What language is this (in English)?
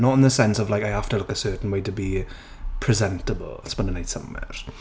Welsh